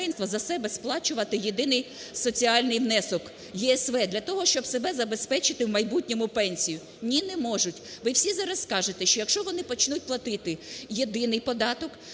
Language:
Ukrainian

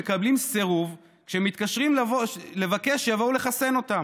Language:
Hebrew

